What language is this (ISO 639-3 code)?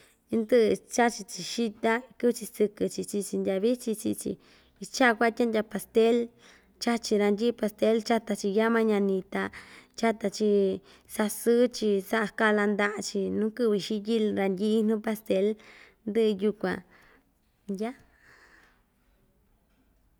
vmj